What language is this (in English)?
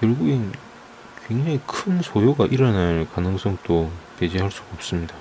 Korean